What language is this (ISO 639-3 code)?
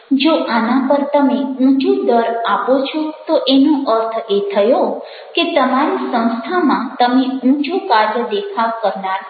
guj